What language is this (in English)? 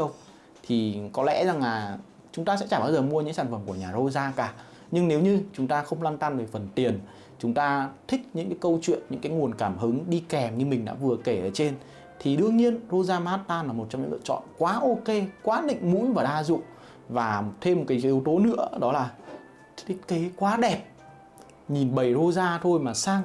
Vietnamese